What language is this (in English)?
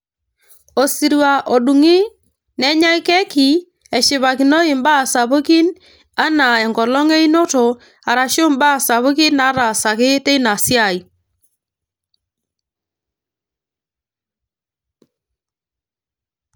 Masai